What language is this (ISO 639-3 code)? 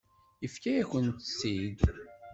kab